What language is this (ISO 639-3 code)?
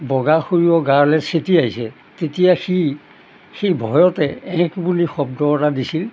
asm